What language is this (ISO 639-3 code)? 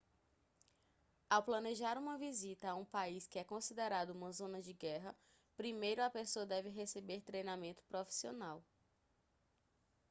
por